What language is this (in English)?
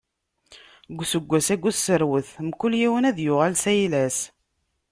Kabyle